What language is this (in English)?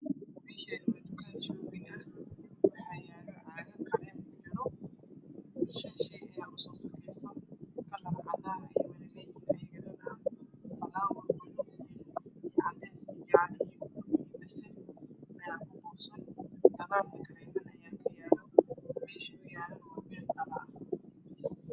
Somali